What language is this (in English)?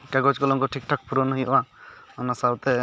Santali